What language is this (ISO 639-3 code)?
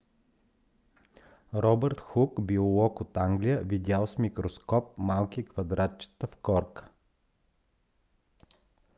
bul